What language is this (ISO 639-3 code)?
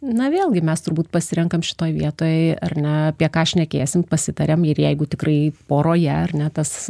lit